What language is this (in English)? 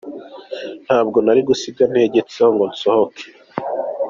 Kinyarwanda